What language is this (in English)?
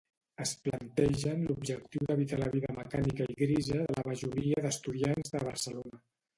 Catalan